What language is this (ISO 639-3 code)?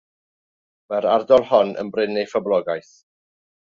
cym